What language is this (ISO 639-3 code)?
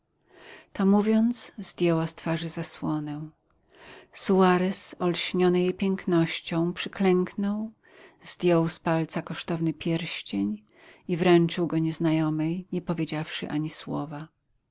pol